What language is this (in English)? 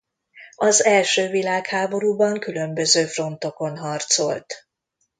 Hungarian